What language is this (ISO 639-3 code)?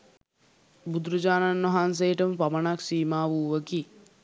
sin